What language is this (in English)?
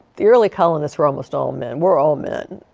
English